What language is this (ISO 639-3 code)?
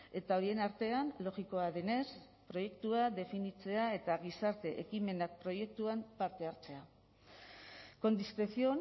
eus